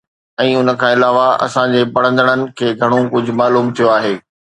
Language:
Sindhi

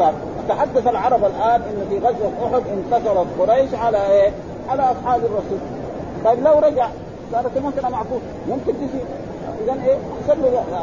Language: Arabic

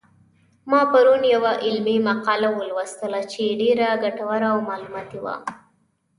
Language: Pashto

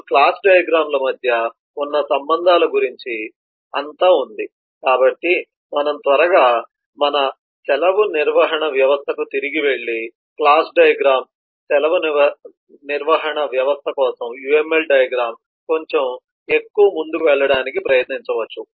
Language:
Telugu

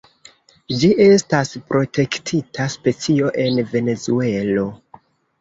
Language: Esperanto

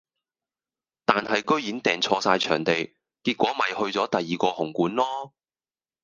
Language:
Cantonese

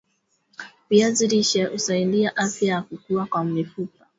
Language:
Swahili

